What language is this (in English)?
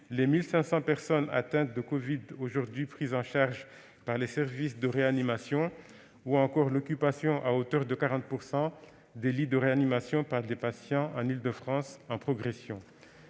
French